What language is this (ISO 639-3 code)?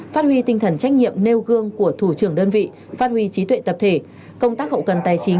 vie